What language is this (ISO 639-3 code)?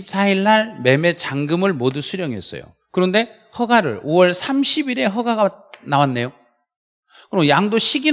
kor